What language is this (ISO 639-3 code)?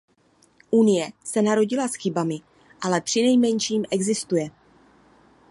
ces